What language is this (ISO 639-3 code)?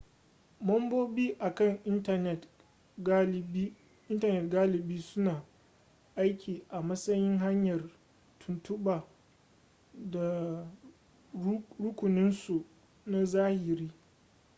hau